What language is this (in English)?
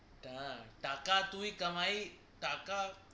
Bangla